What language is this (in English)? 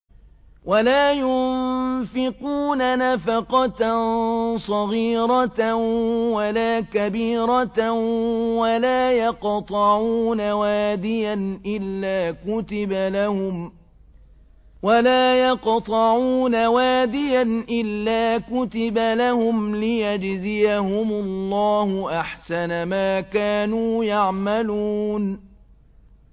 Arabic